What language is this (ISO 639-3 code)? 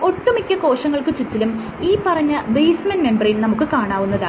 mal